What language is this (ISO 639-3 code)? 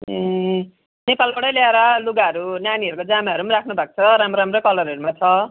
nep